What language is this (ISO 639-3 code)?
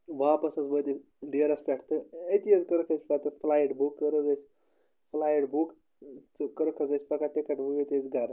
kas